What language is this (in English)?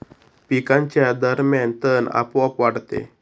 Marathi